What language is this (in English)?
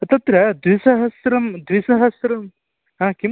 Sanskrit